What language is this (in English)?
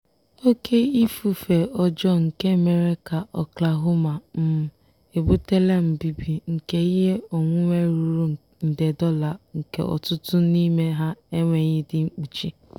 Igbo